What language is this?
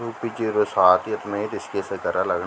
Garhwali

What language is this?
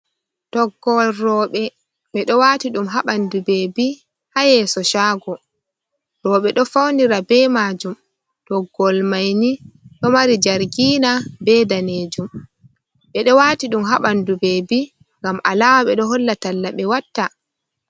Fula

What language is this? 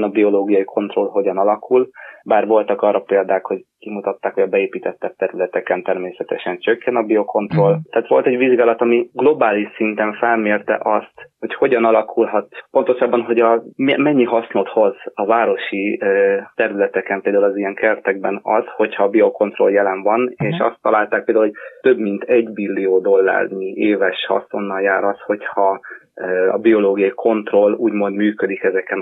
Hungarian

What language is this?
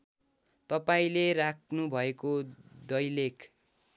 Nepali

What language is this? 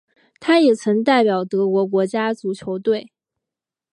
Chinese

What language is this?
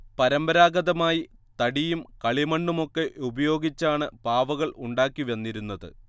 Malayalam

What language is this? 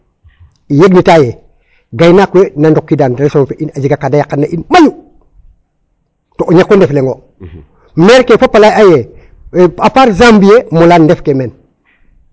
Serer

